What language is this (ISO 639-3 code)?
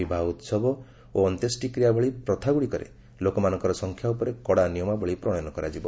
ori